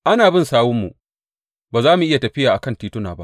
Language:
Hausa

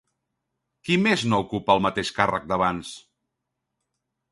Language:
Catalan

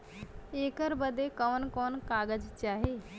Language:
Bhojpuri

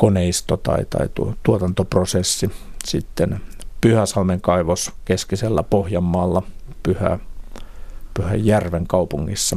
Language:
Finnish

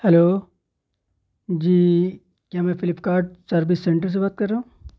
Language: Urdu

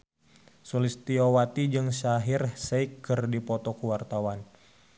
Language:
Sundanese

